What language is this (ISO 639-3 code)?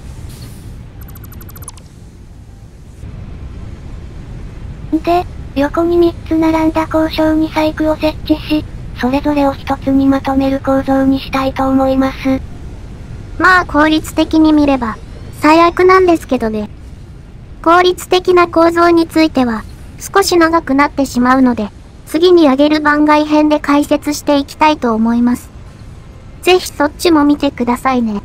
jpn